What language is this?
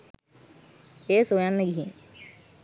Sinhala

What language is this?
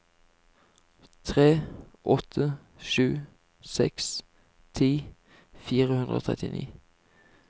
Norwegian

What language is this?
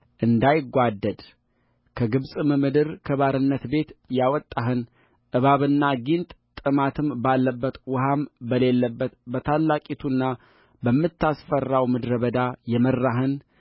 Amharic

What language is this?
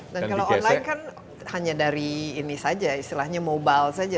Indonesian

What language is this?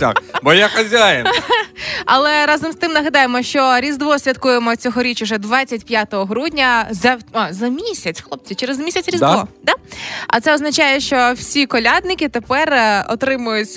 Ukrainian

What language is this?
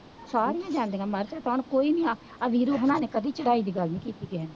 Punjabi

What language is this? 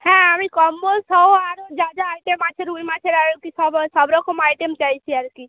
Bangla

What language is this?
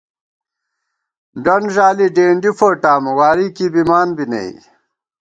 Gawar-Bati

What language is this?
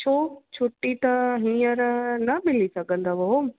Sindhi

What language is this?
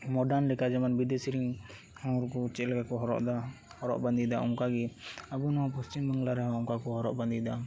Santali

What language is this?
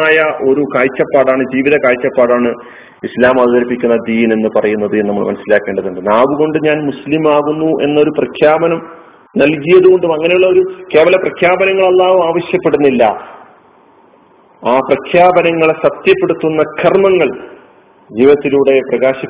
Malayalam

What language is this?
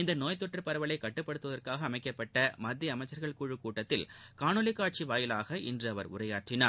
Tamil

